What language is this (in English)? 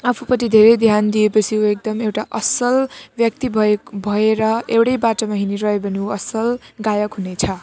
Nepali